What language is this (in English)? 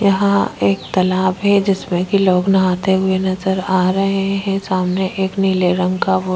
Hindi